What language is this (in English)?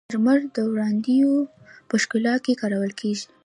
Pashto